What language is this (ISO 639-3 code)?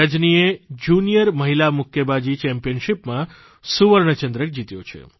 guj